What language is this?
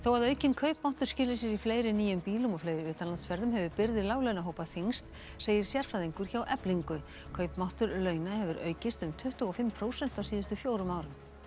Icelandic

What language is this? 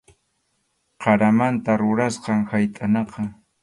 Arequipa-La Unión Quechua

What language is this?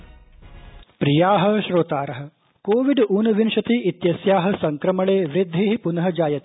Sanskrit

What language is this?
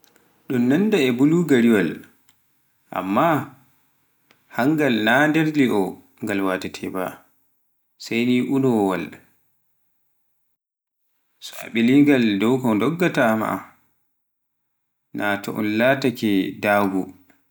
Pular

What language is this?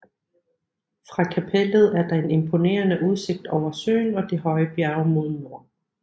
Danish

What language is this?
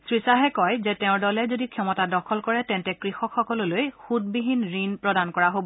Assamese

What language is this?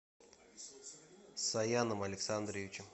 Russian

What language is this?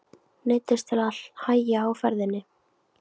Icelandic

